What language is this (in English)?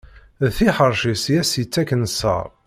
Kabyle